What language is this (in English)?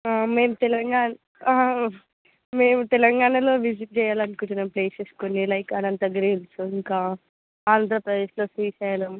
Telugu